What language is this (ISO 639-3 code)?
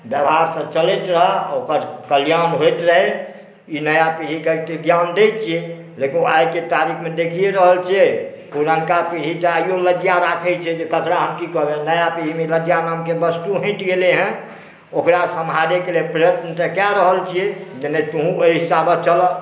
mai